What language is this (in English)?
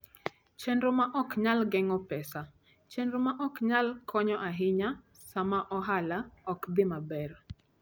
Luo (Kenya and Tanzania)